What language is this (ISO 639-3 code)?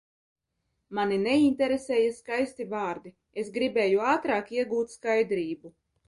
lav